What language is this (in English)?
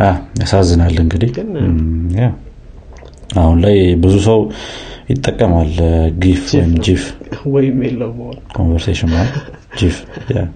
Amharic